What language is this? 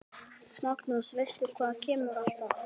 Icelandic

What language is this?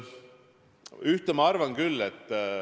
Estonian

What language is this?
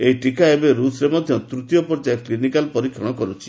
Odia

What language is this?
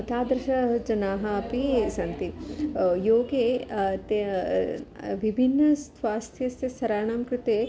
Sanskrit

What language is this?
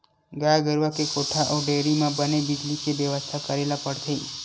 Chhattisgarhi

